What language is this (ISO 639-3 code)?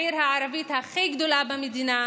heb